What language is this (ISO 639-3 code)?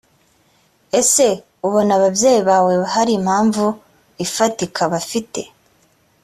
kin